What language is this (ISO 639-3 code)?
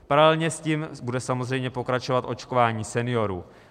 ces